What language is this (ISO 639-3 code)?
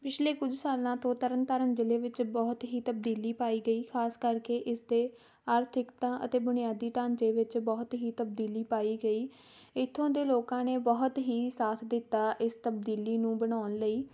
pan